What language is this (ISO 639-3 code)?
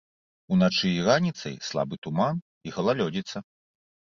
bel